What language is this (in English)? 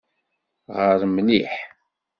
Kabyle